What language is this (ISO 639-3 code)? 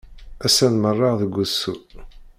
kab